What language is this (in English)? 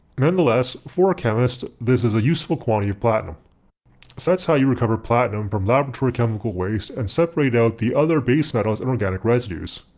English